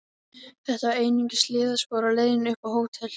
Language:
Icelandic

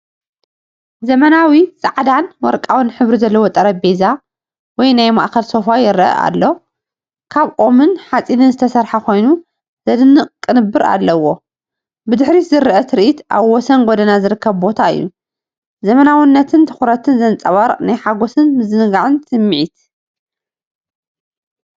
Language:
Tigrinya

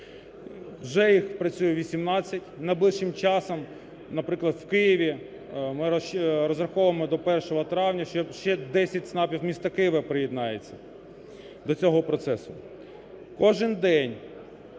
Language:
Ukrainian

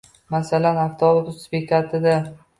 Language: Uzbek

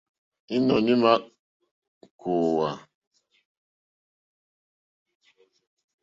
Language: Mokpwe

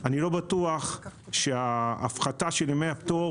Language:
Hebrew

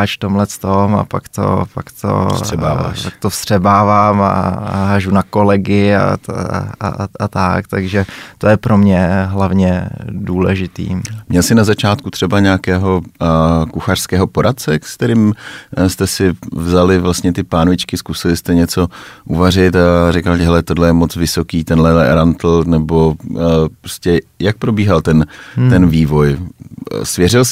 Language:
Czech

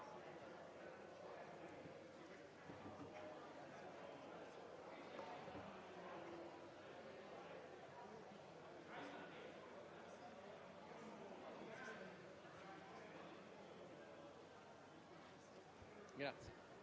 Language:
Italian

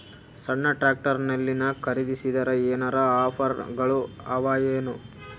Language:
Kannada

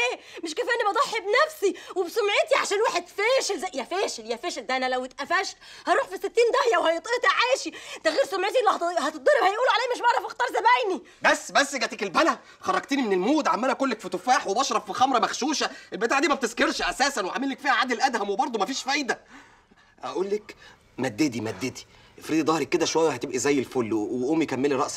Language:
Arabic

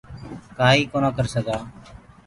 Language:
Gurgula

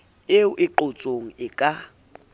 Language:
Southern Sotho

